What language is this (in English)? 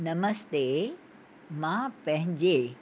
Sindhi